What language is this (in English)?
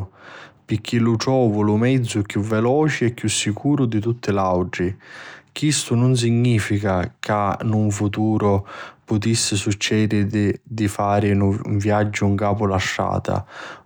Sicilian